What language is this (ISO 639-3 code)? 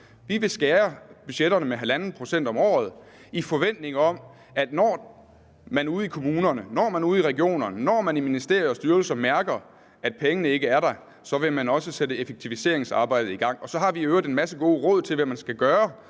dan